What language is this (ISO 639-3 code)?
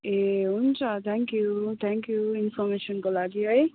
nep